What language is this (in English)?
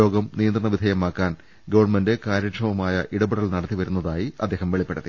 Malayalam